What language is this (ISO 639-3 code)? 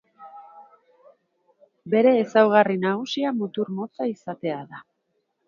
eus